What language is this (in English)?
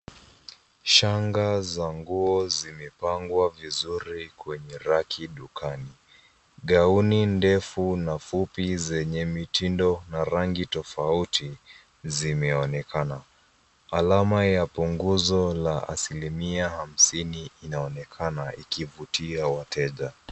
Swahili